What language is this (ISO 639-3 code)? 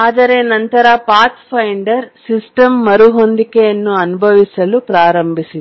kan